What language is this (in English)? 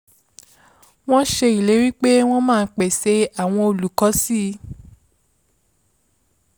Yoruba